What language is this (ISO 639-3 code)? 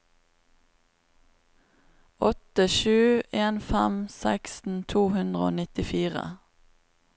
nor